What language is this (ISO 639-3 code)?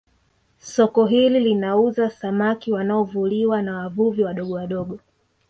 swa